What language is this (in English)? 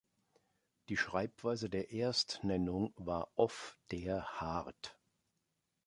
German